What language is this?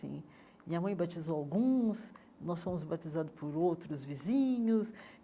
Portuguese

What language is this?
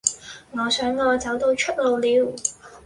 Cantonese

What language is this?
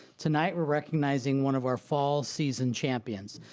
English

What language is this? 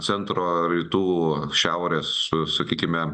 Lithuanian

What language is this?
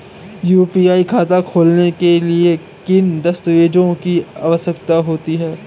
Hindi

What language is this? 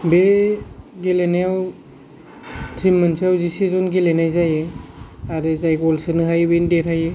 Bodo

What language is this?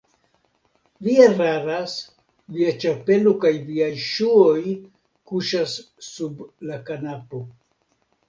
Esperanto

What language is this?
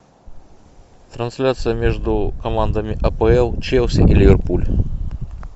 Russian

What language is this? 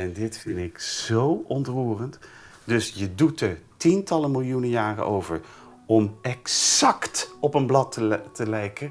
Dutch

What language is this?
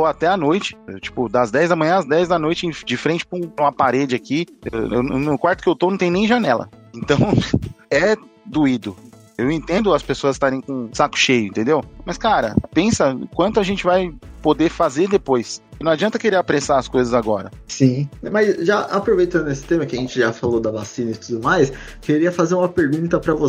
Portuguese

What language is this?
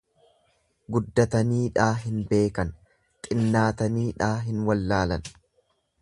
Oromo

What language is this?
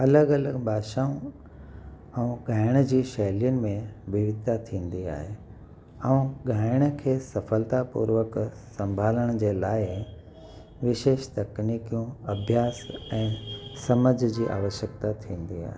Sindhi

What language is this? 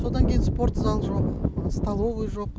Kazakh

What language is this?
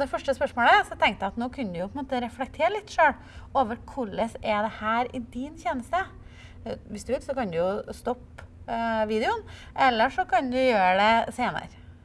Norwegian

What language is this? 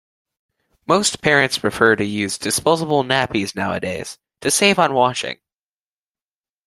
English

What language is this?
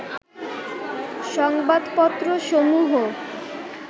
Bangla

